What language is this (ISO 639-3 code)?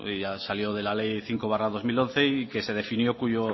spa